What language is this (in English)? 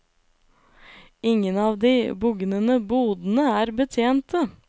Norwegian